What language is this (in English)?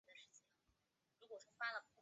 Chinese